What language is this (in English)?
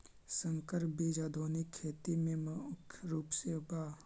Magahi